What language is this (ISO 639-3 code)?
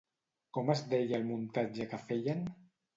cat